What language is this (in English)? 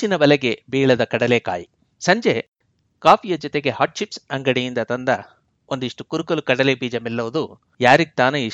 Kannada